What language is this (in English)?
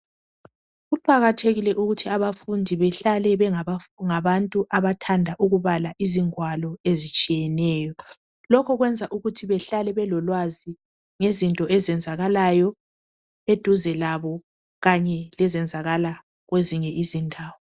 North Ndebele